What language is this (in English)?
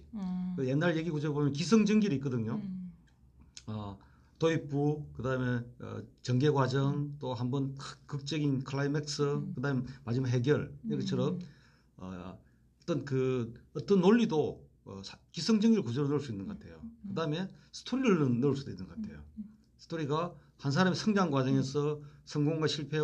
Korean